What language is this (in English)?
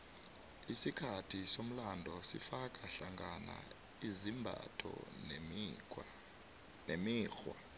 South Ndebele